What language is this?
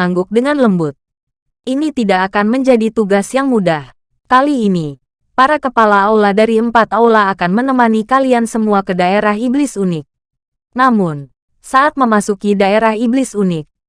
Indonesian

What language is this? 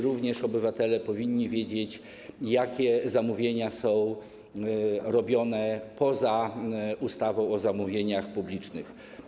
Polish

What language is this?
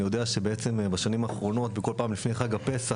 Hebrew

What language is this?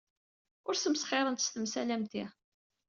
Kabyle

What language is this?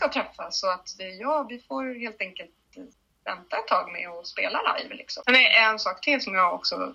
Swedish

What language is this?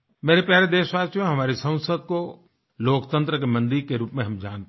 Hindi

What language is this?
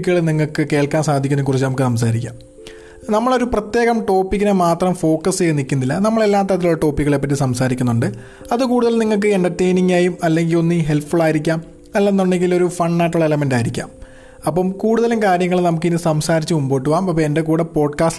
Malayalam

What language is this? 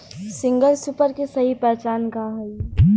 Bhojpuri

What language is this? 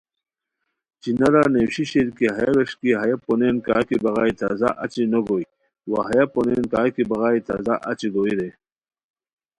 Khowar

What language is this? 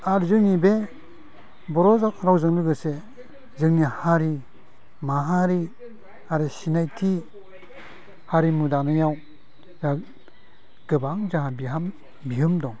Bodo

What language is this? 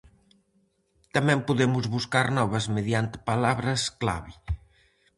Galician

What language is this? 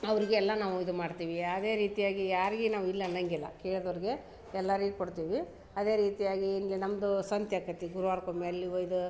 Kannada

